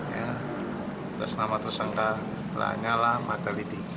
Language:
Indonesian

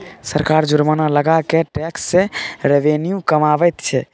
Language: Maithili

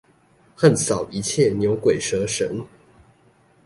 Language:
Chinese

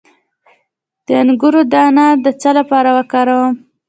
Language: Pashto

